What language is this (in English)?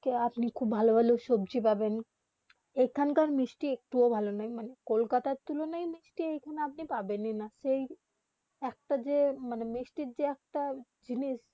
Bangla